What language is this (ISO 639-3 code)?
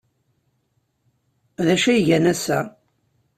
kab